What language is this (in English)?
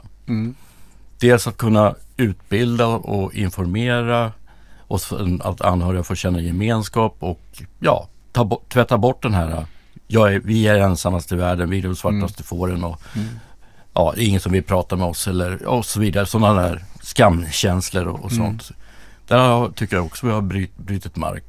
Swedish